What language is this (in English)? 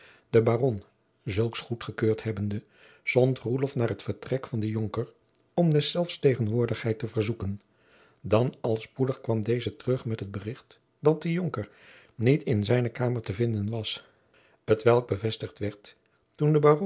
Dutch